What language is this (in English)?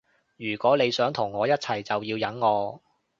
Cantonese